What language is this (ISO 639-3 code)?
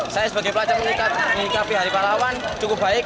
ind